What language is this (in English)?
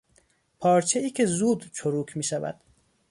Persian